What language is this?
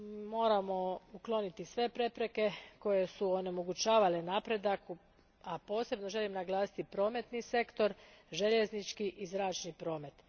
Croatian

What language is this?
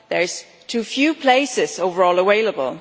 English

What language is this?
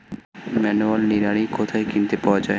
Bangla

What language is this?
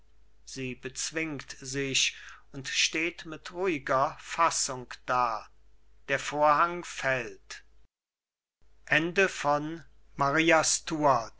German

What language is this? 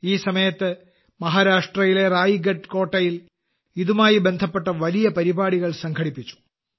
Malayalam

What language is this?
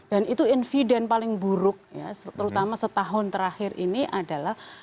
Indonesian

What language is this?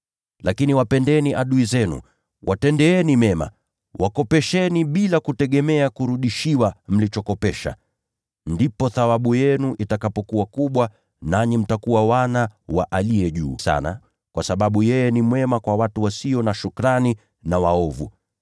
Swahili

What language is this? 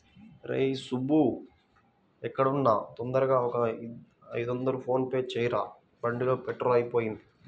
Telugu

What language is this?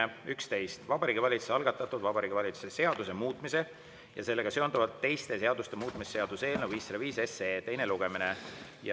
Estonian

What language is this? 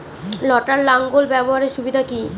Bangla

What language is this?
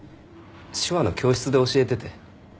Japanese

